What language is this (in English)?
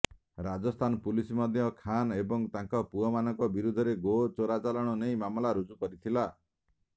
Odia